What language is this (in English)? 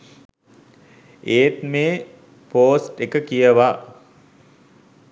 Sinhala